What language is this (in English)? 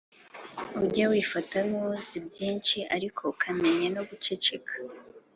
Kinyarwanda